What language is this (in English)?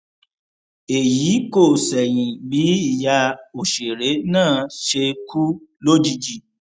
Yoruba